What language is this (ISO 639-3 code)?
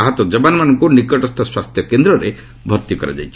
ori